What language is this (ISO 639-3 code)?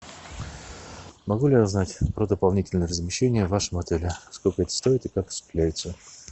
rus